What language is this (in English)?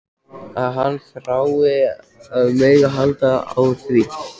Icelandic